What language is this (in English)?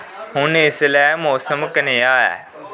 Dogri